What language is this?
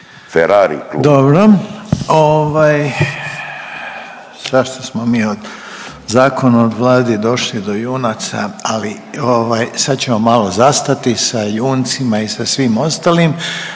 Croatian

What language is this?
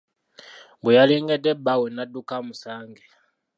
Ganda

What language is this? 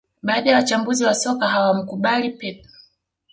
Swahili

